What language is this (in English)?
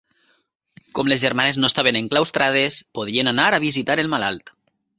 Catalan